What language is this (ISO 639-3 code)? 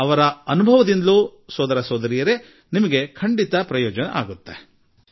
kan